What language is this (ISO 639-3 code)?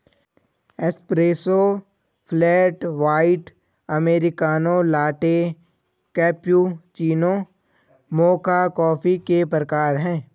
hin